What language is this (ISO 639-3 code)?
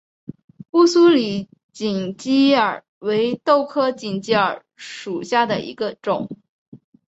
zho